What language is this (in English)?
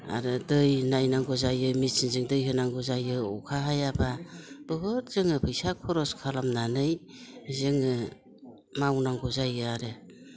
Bodo